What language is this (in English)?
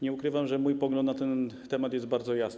Polish